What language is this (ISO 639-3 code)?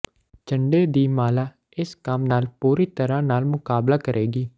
pan